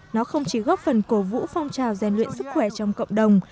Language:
Vietnamese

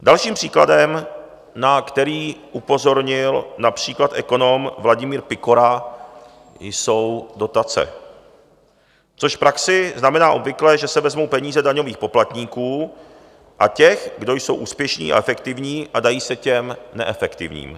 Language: Czech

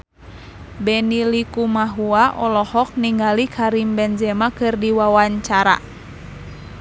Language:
Sundanese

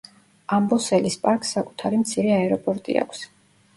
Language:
Georgian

